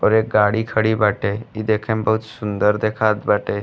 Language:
Bhojpuri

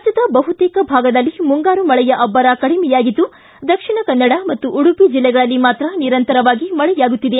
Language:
Kannada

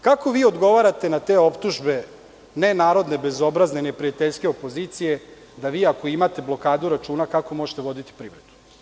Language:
Serbian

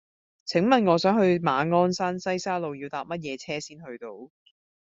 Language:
Cantonese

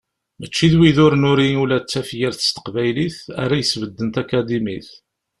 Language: Kabyle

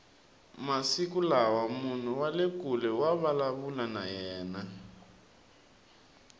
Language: Tsonga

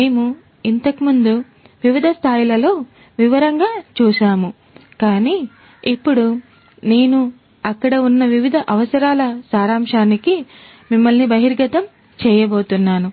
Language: Telugu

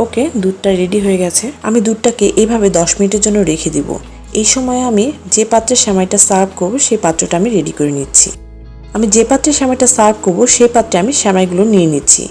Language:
Bangla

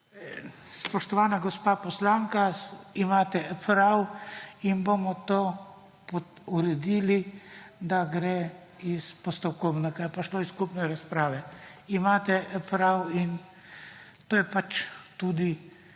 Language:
Slovenian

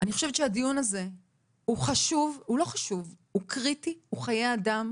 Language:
Hebrew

